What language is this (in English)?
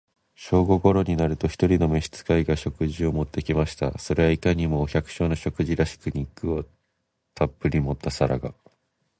Japanese